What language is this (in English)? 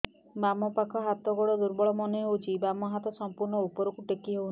Odia